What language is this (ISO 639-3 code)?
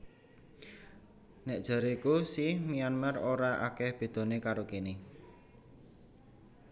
jav